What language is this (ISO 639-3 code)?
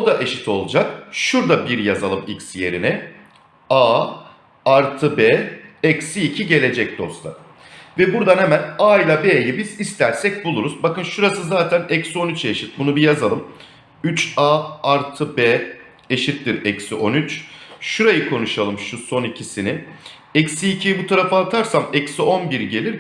tur